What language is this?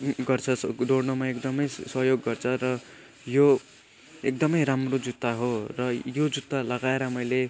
Nepali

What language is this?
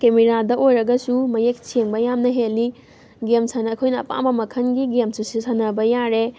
Manipuri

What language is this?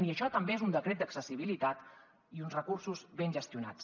Catalan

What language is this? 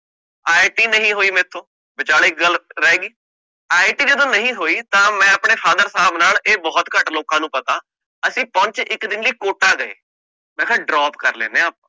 Punjabi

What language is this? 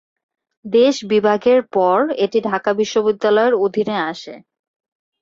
Bangla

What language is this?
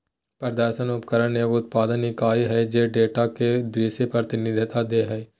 Magahi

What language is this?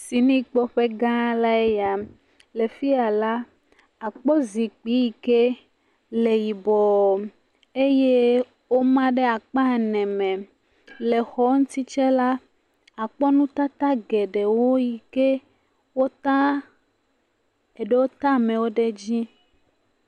Ewe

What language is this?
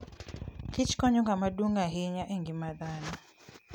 Luo (Kenya and Tanzania)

